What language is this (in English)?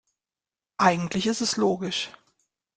German